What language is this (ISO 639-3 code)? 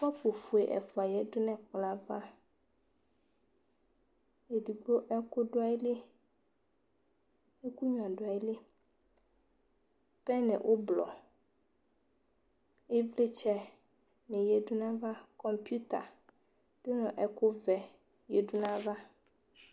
kpo